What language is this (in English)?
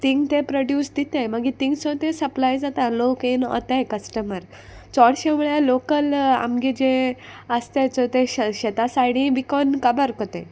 Konkani